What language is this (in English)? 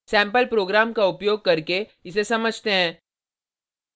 Hindi